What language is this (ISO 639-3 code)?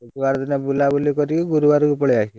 ori